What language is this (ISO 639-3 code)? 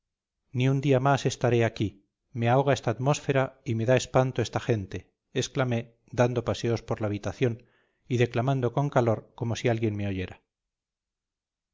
spa